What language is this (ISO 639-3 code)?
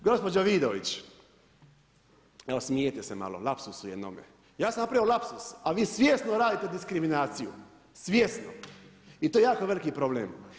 hrv